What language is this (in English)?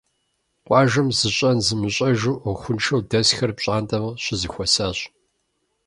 Kabardian